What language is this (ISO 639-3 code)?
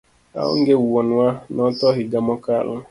luo